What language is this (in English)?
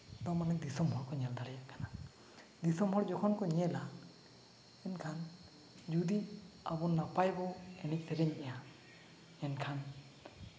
Santali